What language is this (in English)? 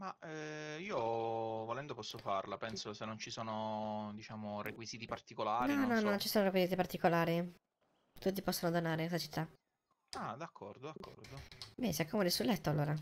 Italian